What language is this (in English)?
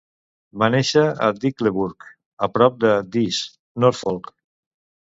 Catalan